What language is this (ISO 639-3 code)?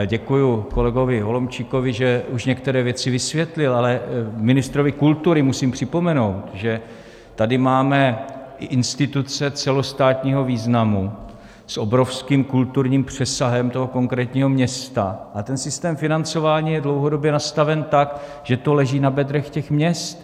ces